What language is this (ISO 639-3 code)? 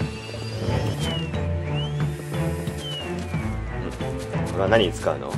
jpn